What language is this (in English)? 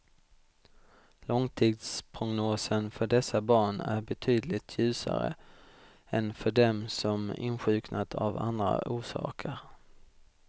Swedish